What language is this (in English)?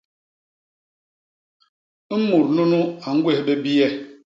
Basaa